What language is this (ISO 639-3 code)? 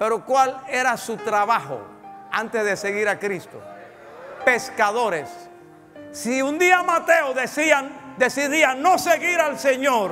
spa